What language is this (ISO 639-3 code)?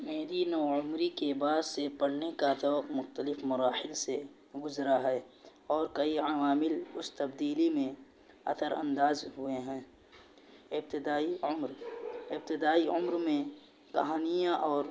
urd